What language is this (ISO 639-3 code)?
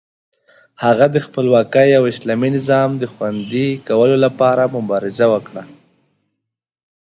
pus